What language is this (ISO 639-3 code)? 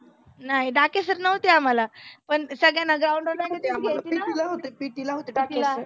mar